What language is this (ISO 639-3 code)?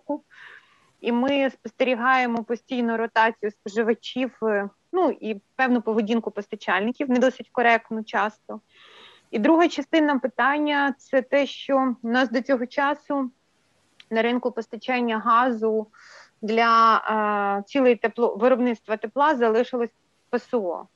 ukr